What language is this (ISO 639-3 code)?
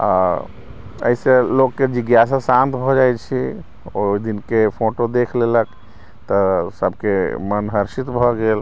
mai